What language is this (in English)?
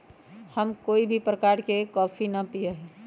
Magahi